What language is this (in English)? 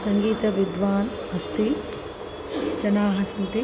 Sanskrit